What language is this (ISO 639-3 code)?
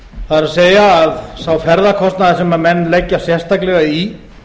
isl